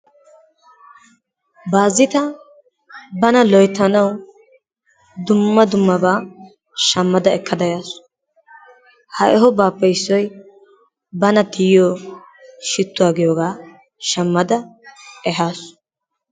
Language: Wolaytta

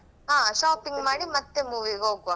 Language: Kannada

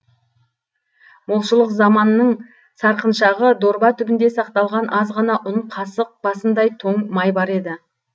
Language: Kazakh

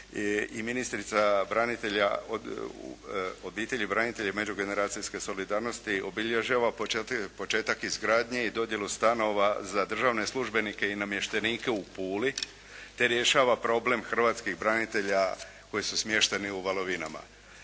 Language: Croatian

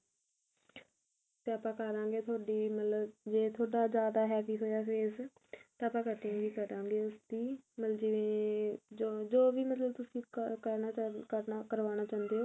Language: Punjabi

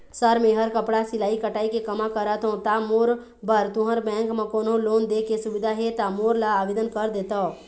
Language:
Chhattisgarhi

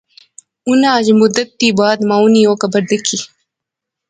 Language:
Pahari-Potwari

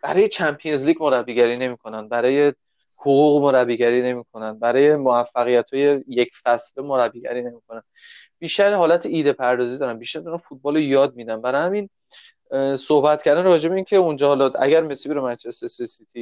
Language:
Persian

